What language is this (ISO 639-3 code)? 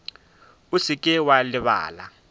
nso